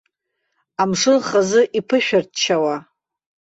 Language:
Abkhazian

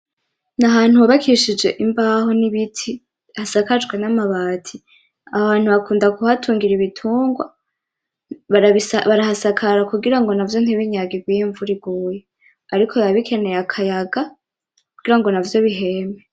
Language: Rundi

